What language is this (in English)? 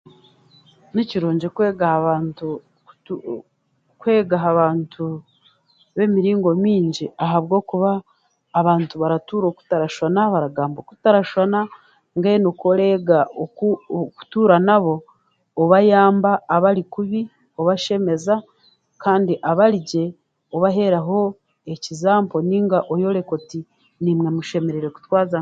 Chiga